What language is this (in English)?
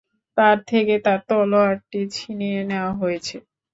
Bangla